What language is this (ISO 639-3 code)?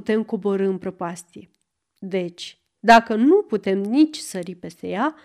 ron